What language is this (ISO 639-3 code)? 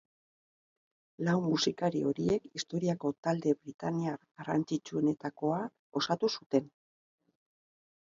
eus